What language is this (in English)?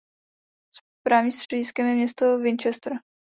Czech